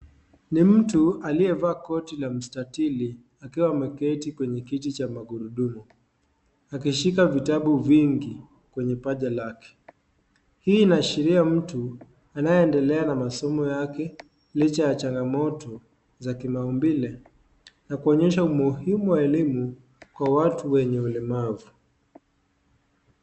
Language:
Swahili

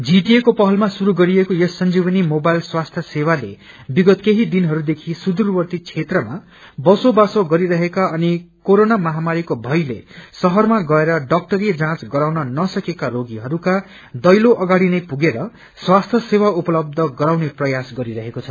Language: Nepali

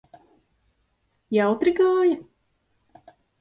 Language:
Latvian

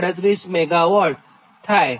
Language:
Gujarati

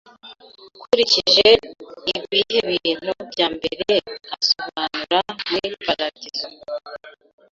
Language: Kinyarwanda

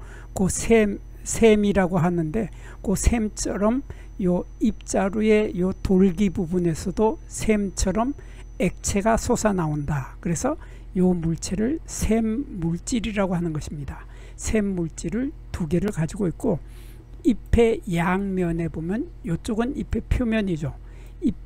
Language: Korean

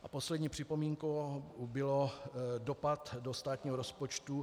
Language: Czech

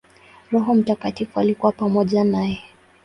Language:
Swahili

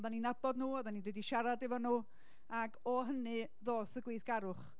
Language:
Welsh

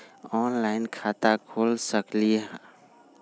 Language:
Magahi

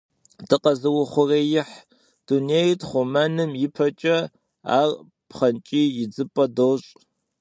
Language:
Kabardian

